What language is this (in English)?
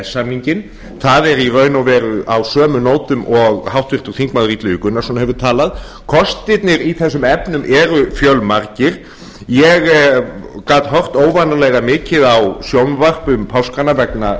Icelandic